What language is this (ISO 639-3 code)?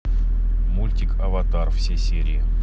rus